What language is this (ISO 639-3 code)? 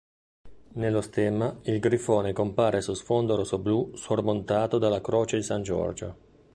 ita